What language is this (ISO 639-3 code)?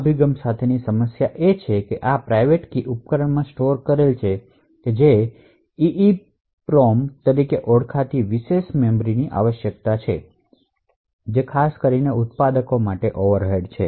guj